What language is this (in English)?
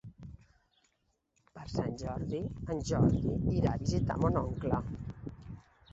Catalan